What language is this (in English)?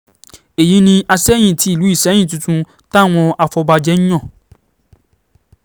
Yoruba